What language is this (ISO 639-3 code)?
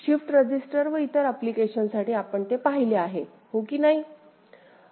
mar